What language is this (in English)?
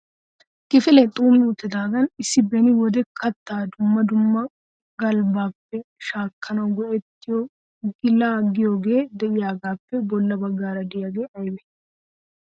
Wolaytta